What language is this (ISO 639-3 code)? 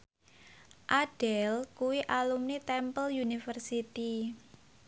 jav